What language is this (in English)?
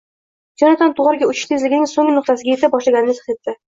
Uzbek